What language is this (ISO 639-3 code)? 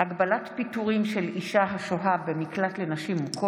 heb